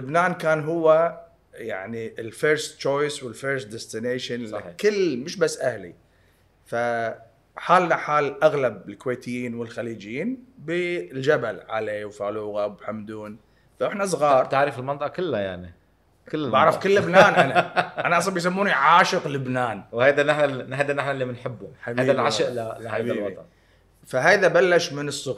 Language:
Arabic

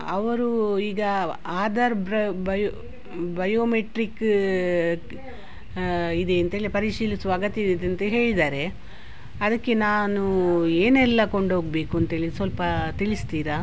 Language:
Kannada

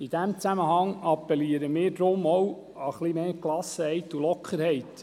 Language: Swiss German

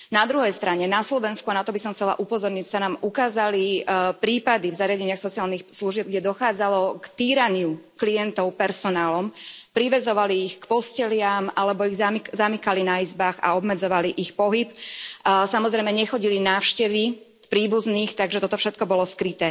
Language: Slovak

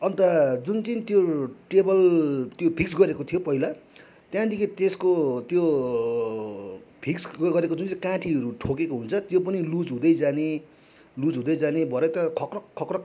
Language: Nepali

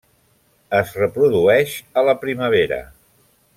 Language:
Catalan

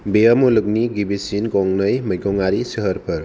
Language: Bodo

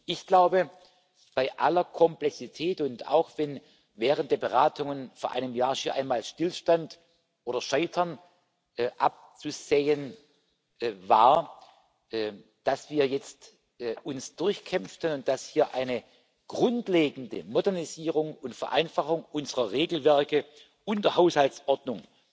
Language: German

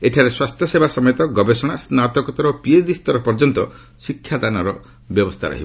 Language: Odia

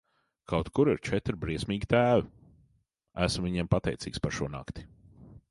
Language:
Latvian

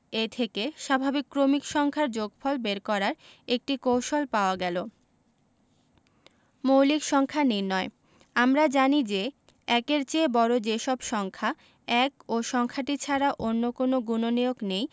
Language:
Bangla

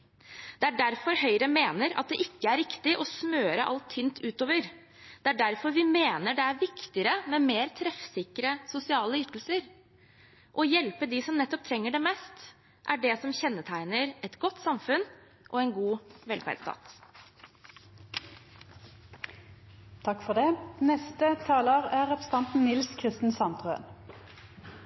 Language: Norwegian Bokmål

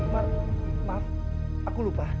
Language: Indonesian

